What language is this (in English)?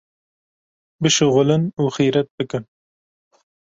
Kurdish